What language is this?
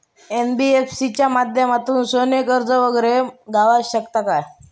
Marathi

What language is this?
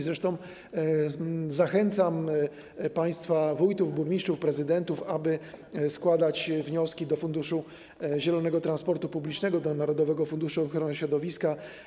Polish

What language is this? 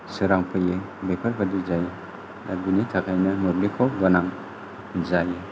Bodo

